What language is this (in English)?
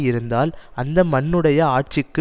Tamil